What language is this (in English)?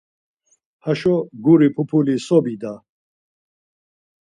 Laz